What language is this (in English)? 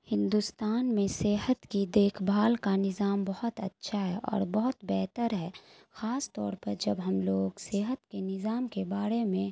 Urdu